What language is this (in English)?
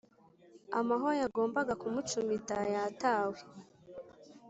Kinyarwanda